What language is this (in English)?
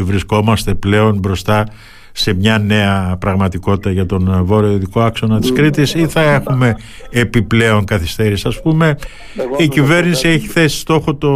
Greek